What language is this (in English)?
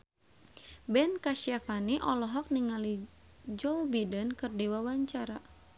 Sundanese